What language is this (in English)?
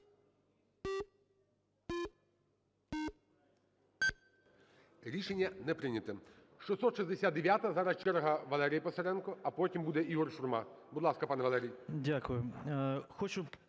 Ukrainian